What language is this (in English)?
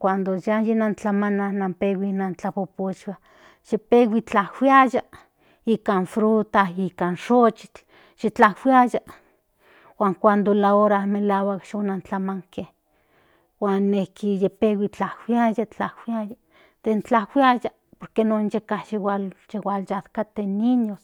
Central Nahuatl